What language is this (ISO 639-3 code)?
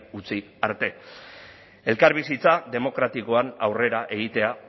eus